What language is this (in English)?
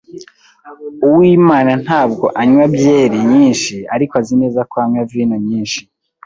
Kinyarwanda